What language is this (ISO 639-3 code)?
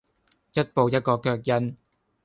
yue